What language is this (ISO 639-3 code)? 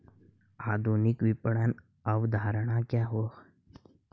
hin